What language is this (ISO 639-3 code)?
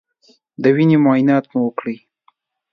pus